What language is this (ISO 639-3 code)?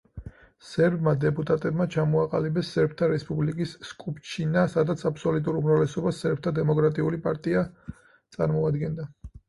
kat